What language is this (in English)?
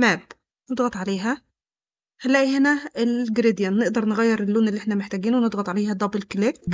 Arabic